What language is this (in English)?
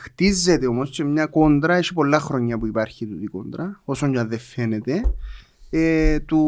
Greek